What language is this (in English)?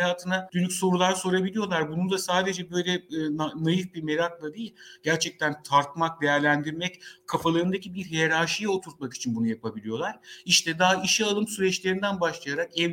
Turkish